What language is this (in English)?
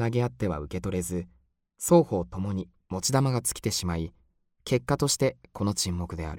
Japanese